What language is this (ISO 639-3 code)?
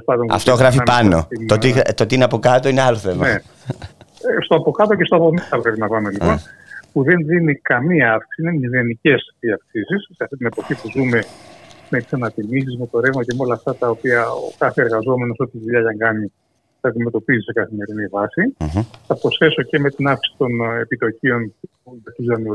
ell